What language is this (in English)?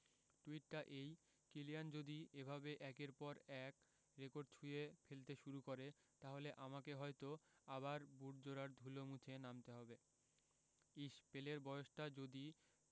Bangla